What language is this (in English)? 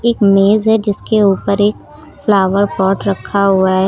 Hindi